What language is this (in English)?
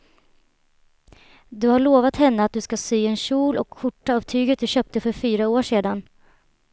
Swedish